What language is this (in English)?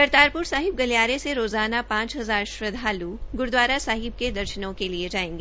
Hindi